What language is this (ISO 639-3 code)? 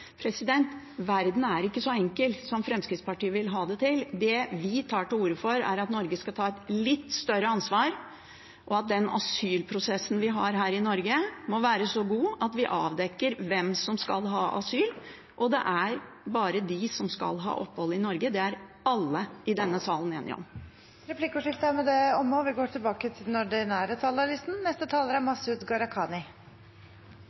nor